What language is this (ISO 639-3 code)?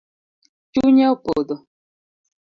luo